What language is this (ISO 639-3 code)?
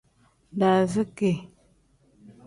kdh